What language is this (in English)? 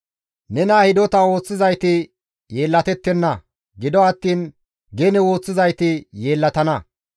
Gamo